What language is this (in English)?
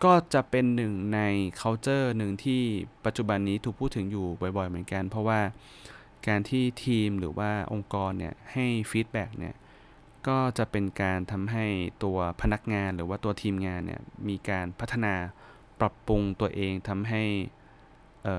Thai